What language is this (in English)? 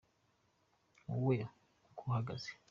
Kinyarwanda